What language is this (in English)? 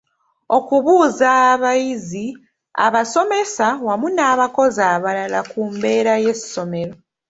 Ganda